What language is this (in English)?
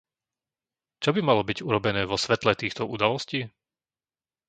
Slovak